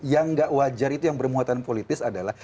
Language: Indonesian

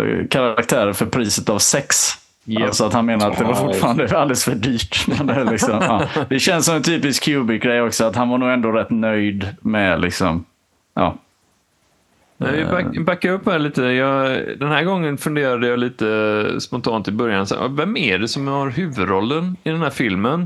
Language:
Swedish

